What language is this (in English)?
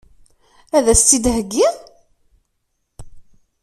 Kabyle